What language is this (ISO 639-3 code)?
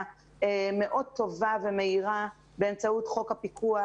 heb